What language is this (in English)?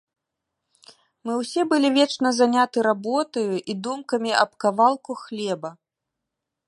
Belarusian